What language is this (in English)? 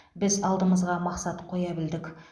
Kazakh